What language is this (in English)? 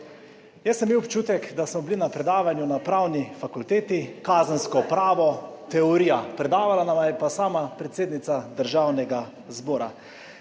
Slovenian